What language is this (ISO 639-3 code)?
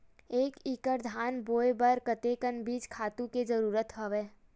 hne